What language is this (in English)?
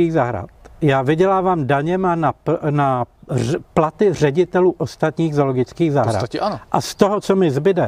Czech